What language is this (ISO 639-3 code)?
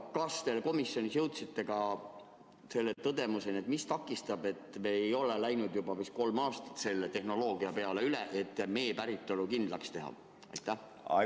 est